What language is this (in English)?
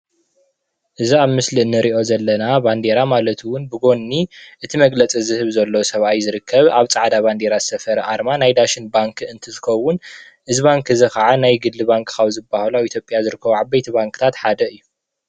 Tigrinya